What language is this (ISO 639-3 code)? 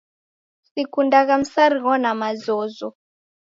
dav